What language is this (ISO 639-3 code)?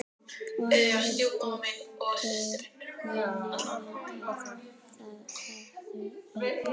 isl